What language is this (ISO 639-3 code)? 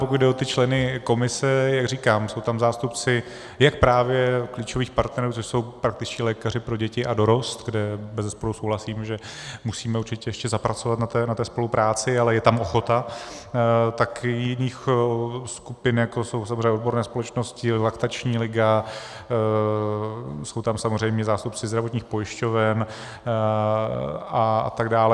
ces